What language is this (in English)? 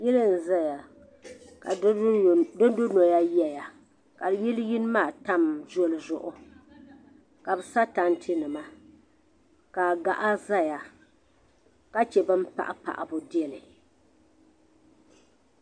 Dagbani